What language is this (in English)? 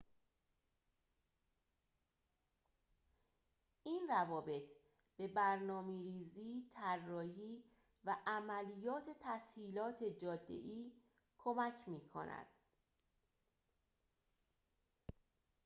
Persian